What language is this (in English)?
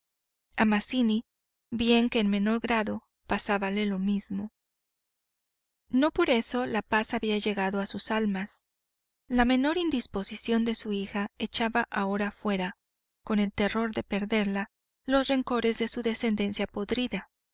Spanish